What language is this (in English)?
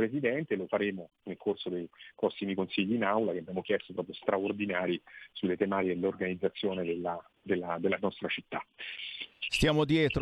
Italian